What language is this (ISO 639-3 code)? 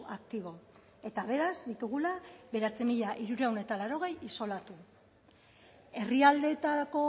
eus